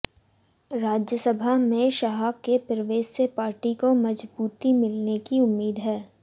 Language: Hindi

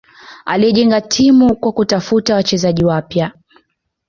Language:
Swahili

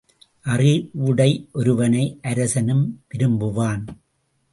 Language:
Tamil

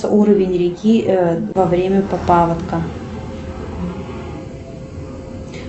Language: Russian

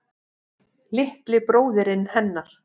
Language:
Icelandic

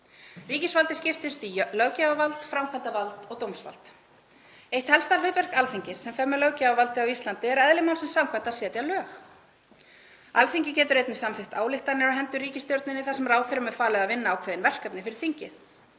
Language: Icelandic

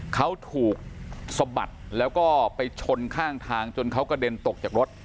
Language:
Thai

